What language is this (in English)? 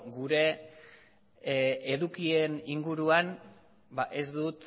Basque